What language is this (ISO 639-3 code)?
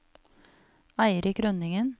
nor